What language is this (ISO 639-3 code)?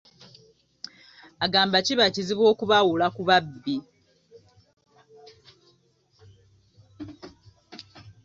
lug